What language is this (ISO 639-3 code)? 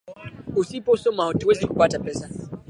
swa